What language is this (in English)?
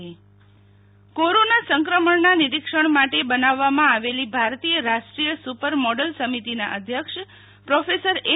Gujarati